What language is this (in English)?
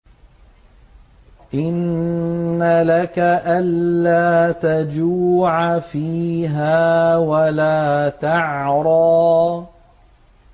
Arabic